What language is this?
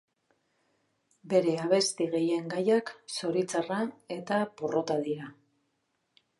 Basque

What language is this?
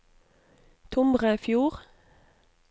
Norwegian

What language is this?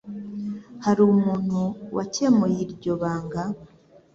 Kinyarwanda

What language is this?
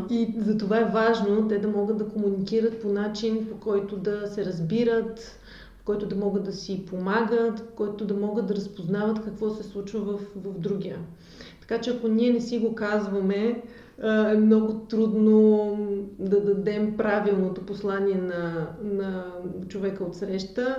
Bulgarian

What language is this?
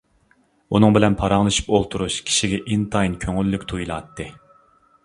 Uyghur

